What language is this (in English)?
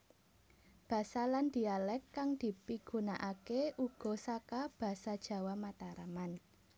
Javanese